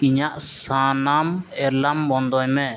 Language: Santali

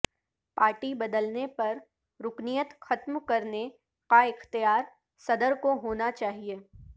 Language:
Urdu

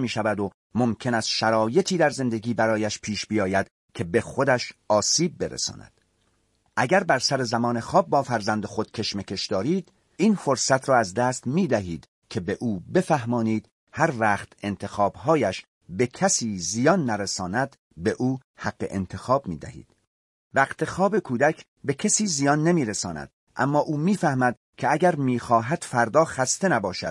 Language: Persian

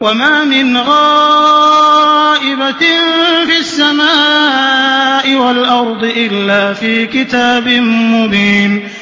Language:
Arabic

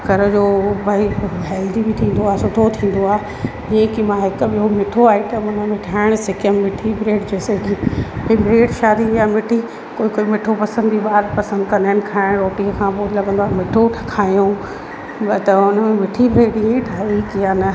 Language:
Sindhi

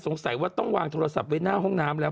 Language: Thai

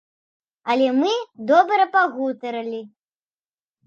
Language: Belarusian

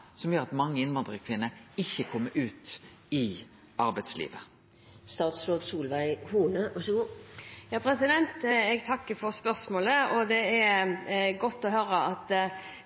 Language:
Norwegian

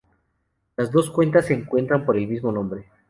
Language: Spanish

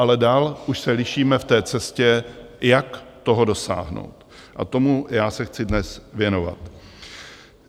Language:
Czech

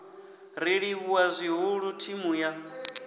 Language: Venda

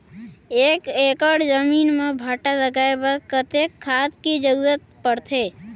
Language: Chhattisgarhi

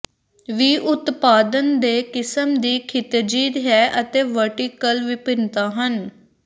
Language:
Punjabi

